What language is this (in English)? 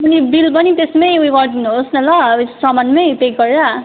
Nepali